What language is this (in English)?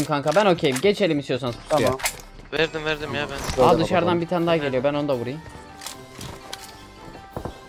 Turkish